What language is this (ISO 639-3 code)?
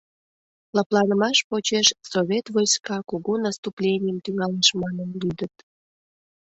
chm